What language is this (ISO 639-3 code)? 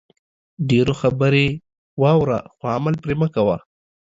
pus